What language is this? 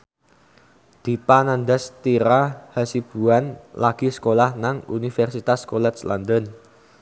Javanese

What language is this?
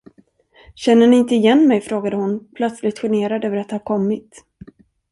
Swedish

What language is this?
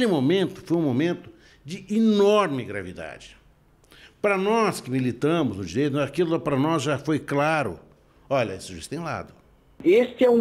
Portuguese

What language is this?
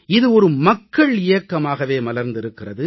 Tamil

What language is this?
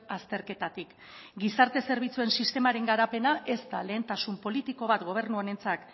Basque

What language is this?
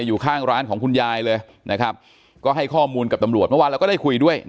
Thai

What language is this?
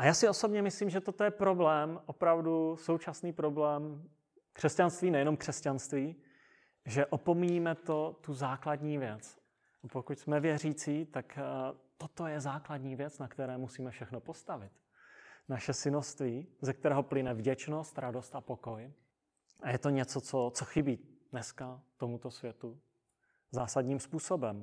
Czech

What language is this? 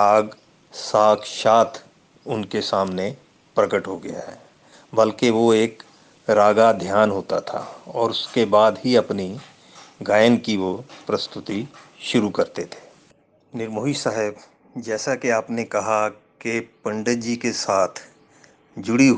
Hindi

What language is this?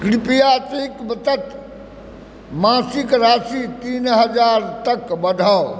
Maithili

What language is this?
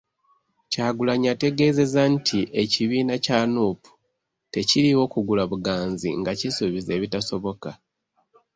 Ganda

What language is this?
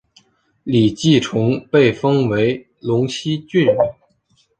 Chinese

